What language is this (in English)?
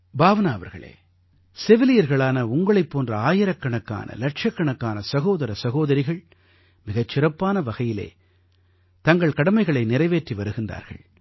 Tamil